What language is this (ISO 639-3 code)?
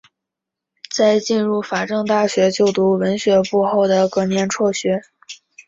zho